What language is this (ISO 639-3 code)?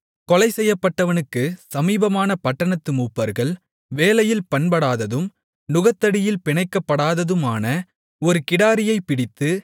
tam